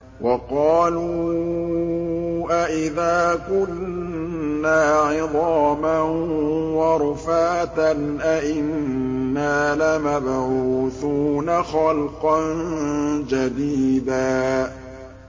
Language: Arabic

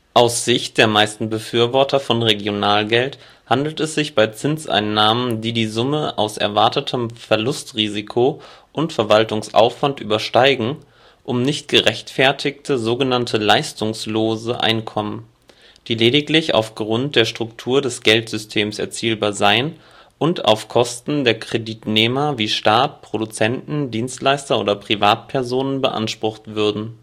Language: German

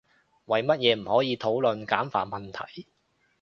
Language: Cantonese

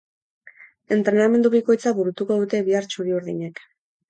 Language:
Basque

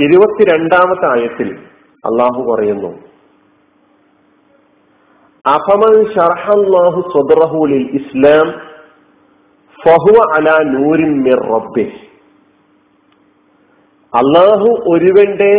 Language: Malayalam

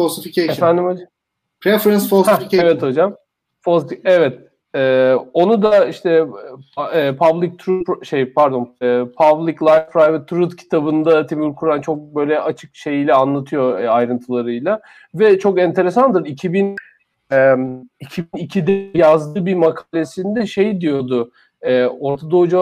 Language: Turkish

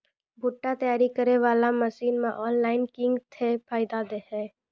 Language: Maithili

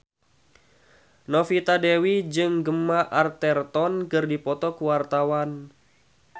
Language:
Sundanese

